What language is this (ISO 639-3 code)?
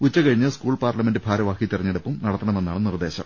mal